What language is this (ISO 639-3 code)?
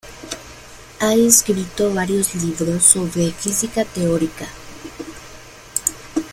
spa